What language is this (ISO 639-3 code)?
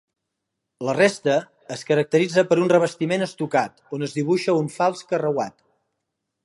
cat